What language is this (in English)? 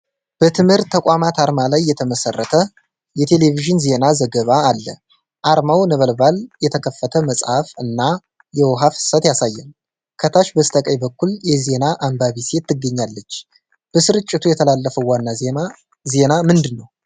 Amharic